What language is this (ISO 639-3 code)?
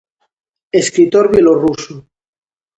glg